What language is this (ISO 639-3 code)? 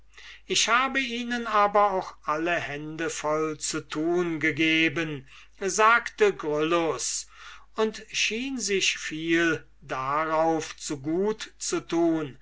deu